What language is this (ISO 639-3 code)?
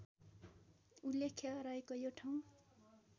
nep